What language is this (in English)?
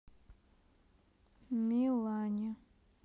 Russian